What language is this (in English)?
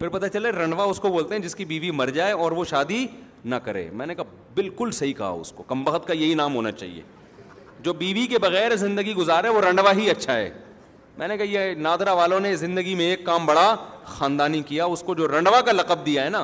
Urdu